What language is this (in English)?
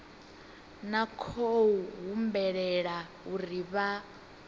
Venda